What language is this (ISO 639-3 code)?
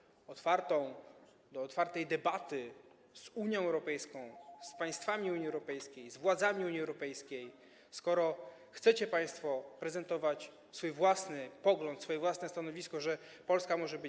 pol